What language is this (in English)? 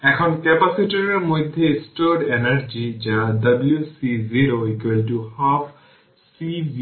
Bangla